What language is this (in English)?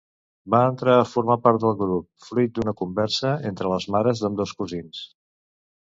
Catalan